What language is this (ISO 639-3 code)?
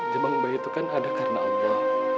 ind